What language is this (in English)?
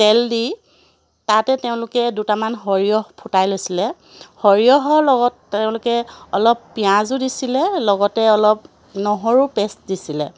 Assamese